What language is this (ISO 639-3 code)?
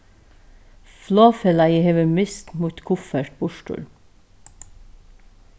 fao